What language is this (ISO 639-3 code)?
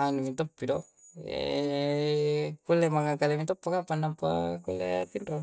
kjc